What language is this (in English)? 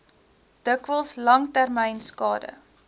Afrikaans